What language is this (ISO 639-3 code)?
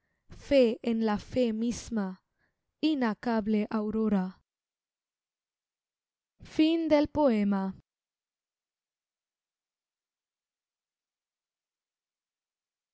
spa